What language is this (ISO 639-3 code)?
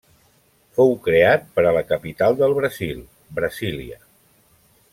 cat